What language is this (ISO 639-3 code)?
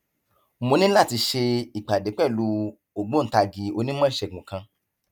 yor